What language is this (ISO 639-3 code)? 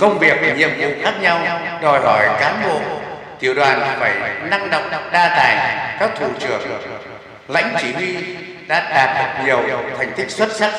vie